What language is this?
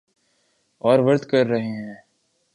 Urdu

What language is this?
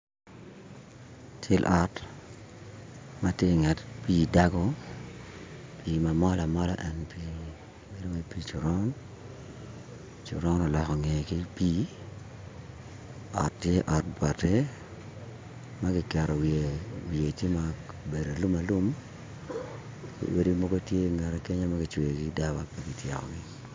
Acoli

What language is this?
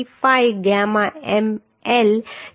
Gujarati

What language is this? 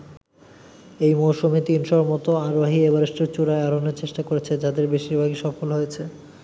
Bangla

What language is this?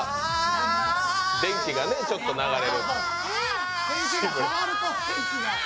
Japanese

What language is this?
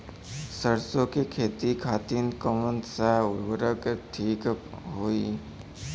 Bhojpuri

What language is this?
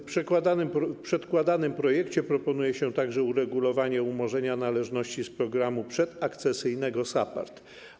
Polish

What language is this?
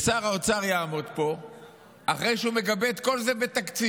Hebrew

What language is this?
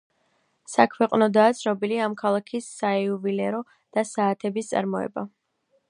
Georgian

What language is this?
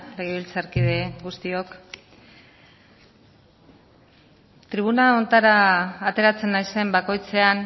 Basque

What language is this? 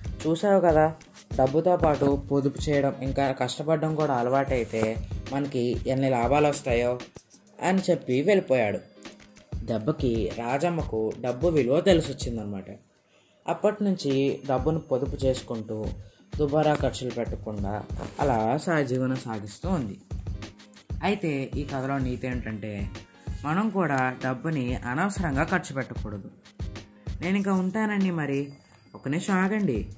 Telugu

